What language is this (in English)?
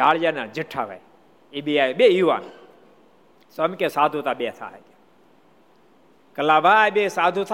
Gujarati